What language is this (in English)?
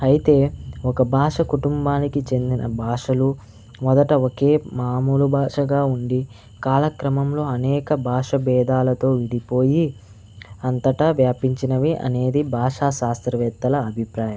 Telugu